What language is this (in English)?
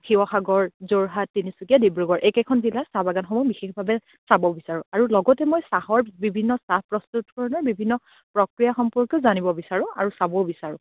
Assamese